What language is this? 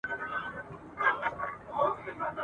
Pashto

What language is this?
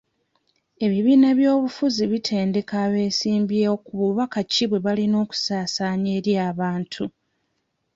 Ganda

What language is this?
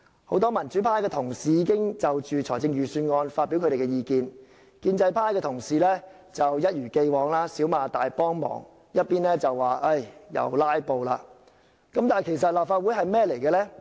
Cantonese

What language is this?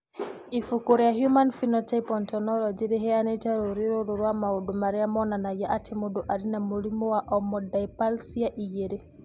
Kikuyu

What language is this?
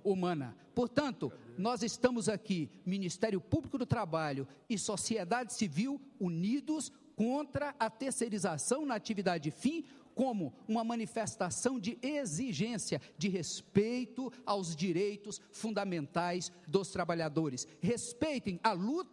Portuguese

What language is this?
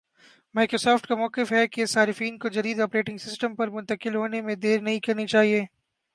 Urdu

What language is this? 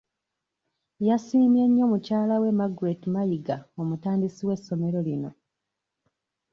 Ganda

